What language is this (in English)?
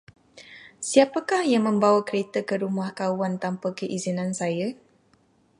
Malay